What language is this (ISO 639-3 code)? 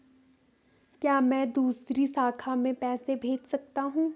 hin